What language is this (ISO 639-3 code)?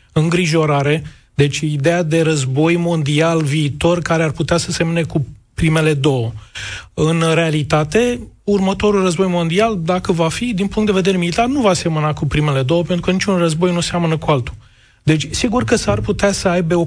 ron